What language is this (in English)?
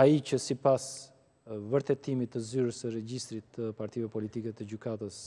Romanian